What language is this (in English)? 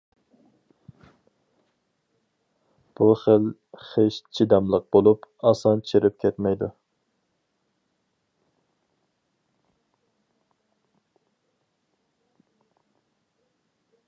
Uyghur